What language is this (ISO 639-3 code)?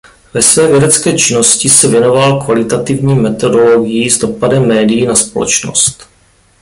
ces